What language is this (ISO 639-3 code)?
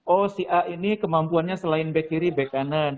ind